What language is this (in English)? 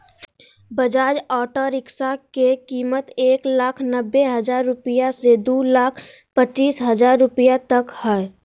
Magahi